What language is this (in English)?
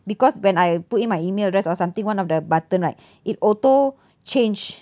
English